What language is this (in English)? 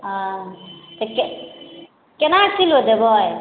Maithili